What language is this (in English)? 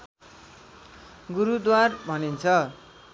Nepali